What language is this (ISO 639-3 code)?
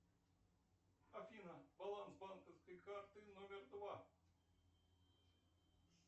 rus